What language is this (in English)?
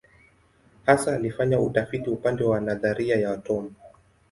Swahili